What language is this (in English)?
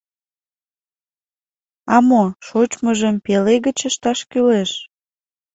Mari